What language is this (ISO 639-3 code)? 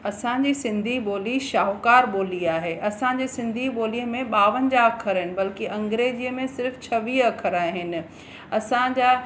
snd